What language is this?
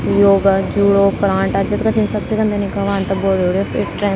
Garhwali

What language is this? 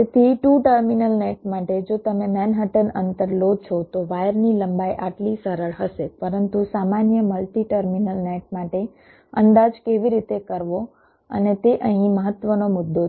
Gujarati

